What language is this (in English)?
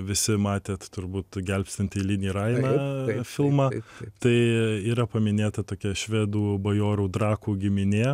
Lithuanian